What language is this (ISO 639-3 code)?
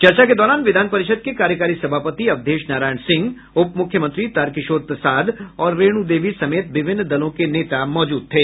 hin